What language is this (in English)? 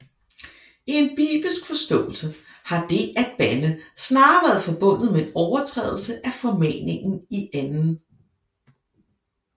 Danish